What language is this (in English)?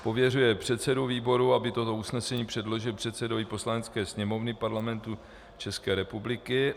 Czech